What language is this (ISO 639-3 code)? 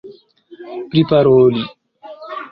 epo